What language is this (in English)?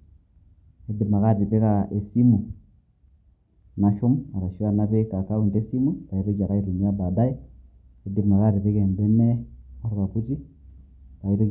Masai